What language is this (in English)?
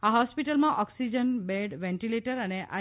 Gujarati